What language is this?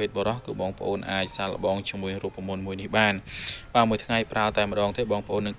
Vietnamese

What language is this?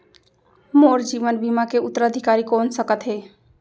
Chhattisgarhi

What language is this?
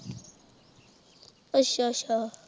Punjabi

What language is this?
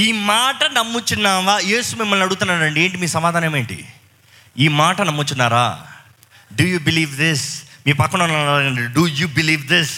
Telugu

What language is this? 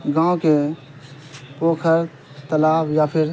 Urdu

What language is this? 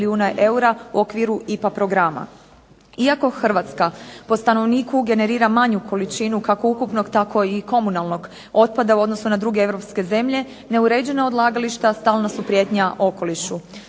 Croatian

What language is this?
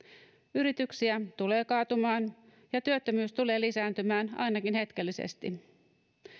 Finnish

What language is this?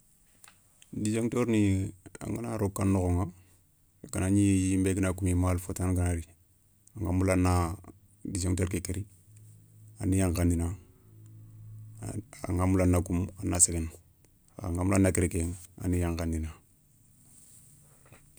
Soninke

